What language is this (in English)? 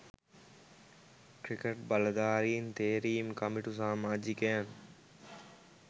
Sinhala